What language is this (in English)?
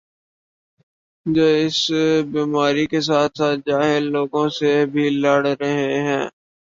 Urdu